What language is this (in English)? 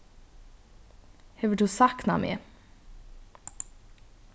Faroese